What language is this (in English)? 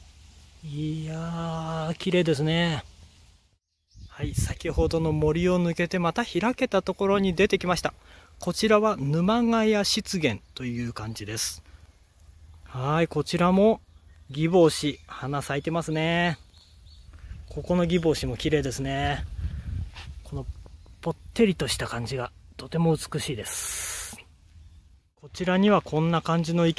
Japanese